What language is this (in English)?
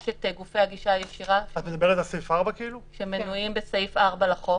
Hebrew